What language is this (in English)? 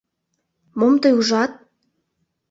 Mari